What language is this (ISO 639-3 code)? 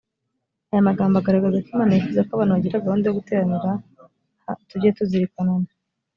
kin